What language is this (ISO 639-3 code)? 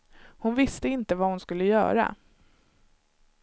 swe